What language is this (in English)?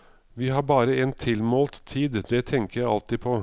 Norwegian